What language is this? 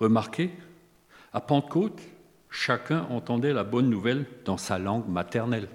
French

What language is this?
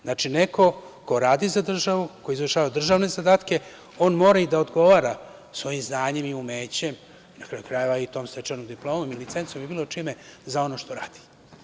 Serbian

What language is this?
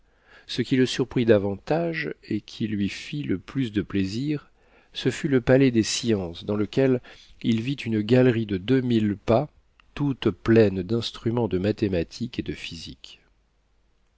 French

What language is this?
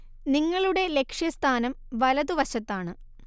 Malayalam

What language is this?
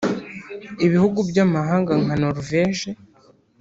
Kinyarwanda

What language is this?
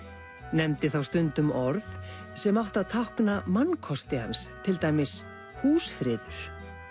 Icelandic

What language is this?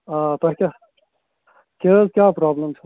Kashmiri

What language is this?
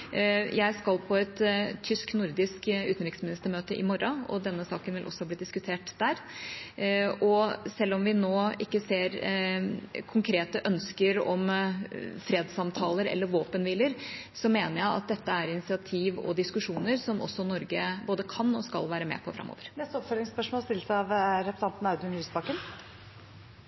Norwegian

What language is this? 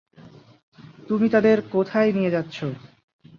Bangla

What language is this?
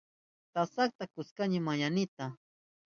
Southern Pastaza Quechua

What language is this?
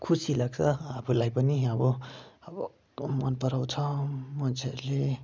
Nepali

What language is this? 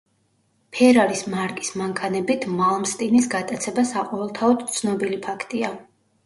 Georgian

